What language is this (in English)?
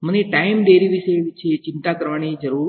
Gujarati